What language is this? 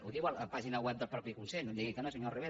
Catalan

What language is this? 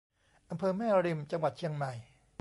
Thai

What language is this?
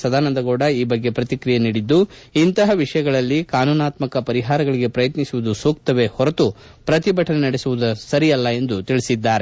Kannada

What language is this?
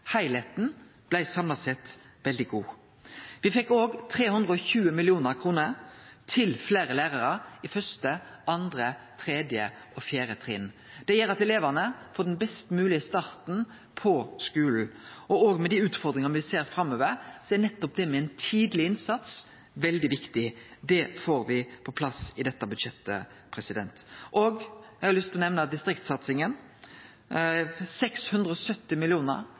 Norwegian Nynorsk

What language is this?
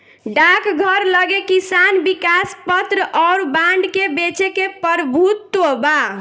Bhojpuri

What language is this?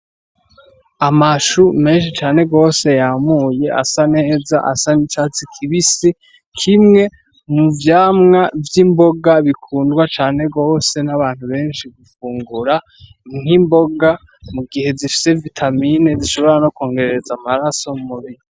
Rundi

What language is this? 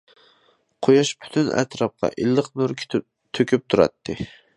Uyghur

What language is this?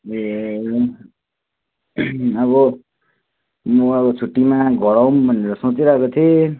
Nepali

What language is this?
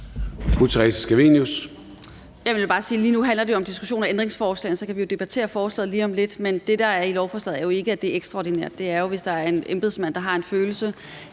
Danish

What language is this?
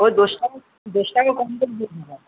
Bangla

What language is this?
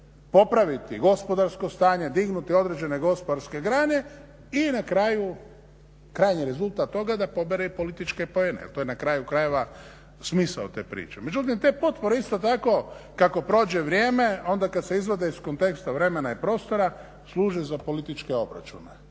Croatian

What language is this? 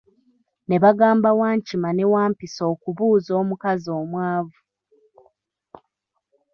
Ganda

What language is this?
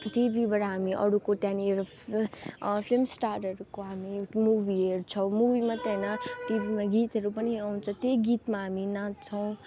Nepali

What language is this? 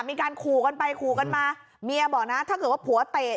Thai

